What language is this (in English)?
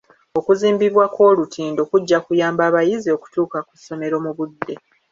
Ganda